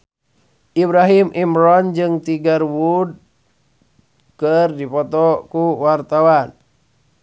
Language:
Sundanese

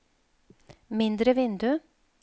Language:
Norwegian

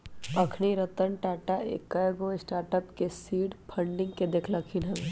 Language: Magahi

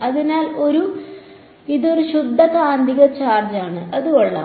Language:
Malayalam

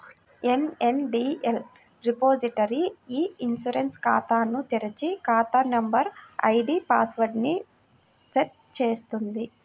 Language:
Telugu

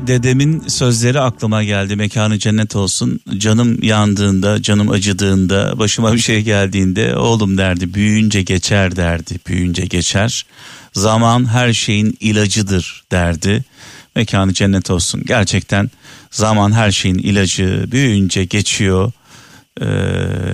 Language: Turkish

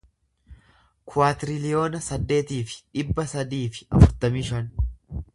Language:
Oromo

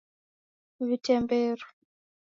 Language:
Taita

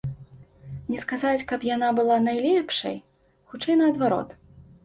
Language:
Belarusian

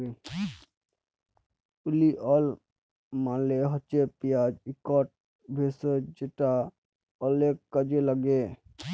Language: Bangla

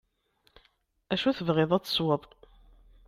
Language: Kabyle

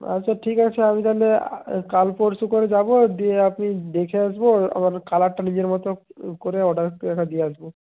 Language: Bangla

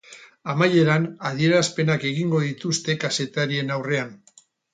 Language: Basque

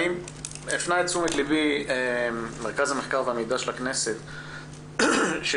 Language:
Hebrew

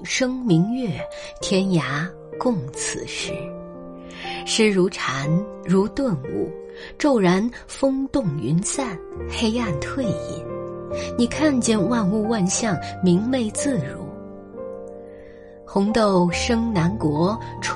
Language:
Chinese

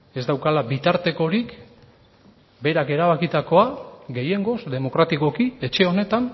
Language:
Basque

